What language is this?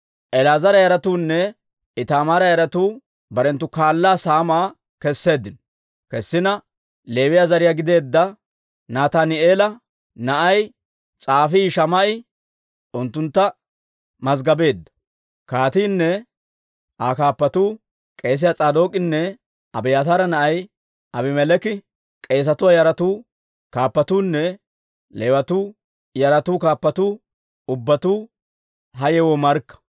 Dawro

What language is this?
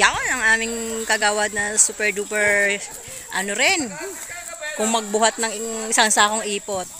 Filipino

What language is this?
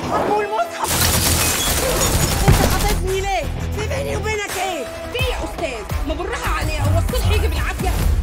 Arabic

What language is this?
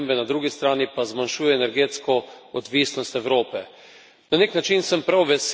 Slovenian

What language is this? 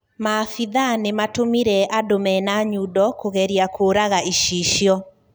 Kikuyu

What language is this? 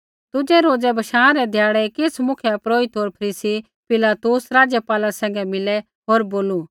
Kullu Pahari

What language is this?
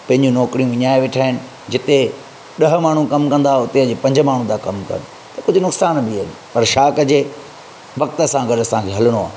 Sindhi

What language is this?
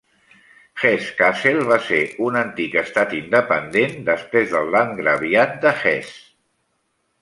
Catalan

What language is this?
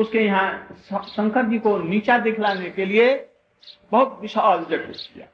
Hindi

